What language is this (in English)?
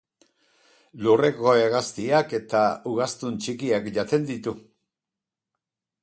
Basque